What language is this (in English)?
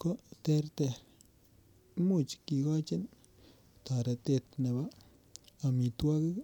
Kalenjin